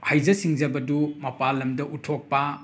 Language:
Manipuri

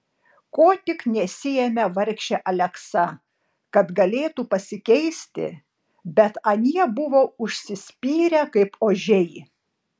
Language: Lithuanian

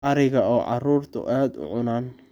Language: Somali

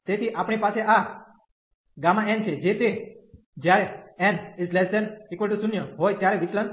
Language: Gujarati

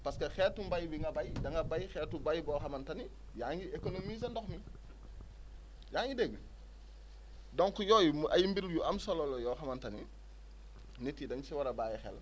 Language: Wolof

